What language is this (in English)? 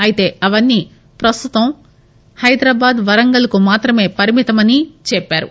Telugu